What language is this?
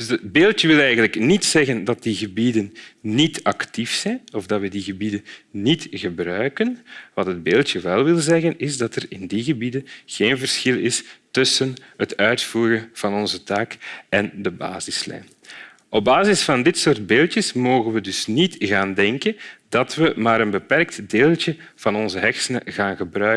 Dutch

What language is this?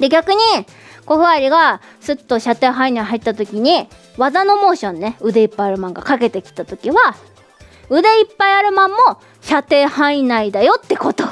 Japanese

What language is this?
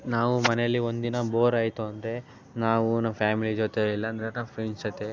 Kannada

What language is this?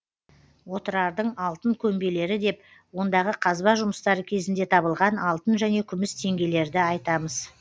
Kazakh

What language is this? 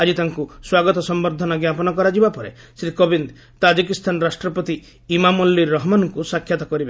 Odia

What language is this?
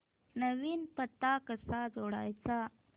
Marathi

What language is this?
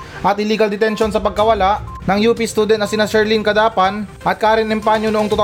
Filipino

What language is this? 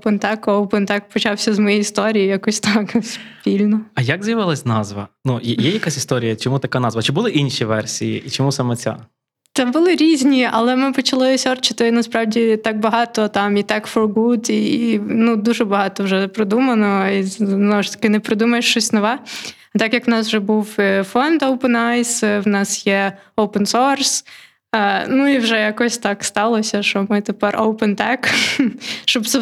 Ukrainian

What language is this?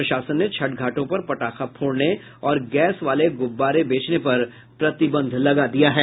Hindi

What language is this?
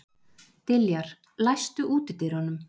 Icelandic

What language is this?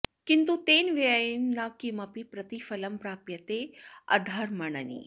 Sanskrit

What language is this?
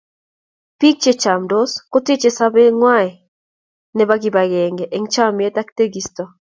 Kalenjin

